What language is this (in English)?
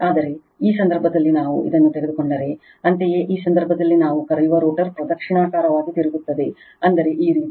Kannada